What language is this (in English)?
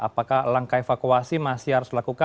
Indonesian